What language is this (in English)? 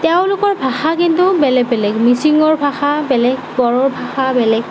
Assamese